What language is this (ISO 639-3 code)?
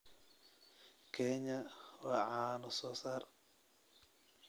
som